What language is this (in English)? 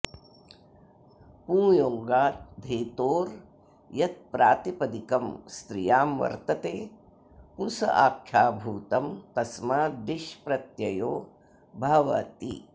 Sanskrit